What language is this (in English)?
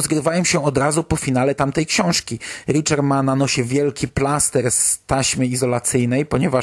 Polish